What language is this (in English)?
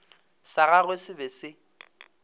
Northern Sotho